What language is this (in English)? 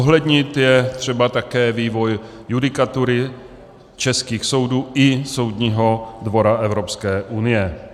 Czech